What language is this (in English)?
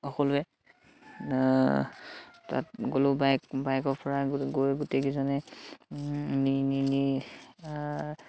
Assamese